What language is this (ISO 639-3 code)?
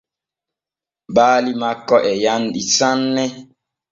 fue